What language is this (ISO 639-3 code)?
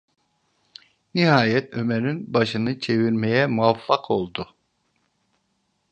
tur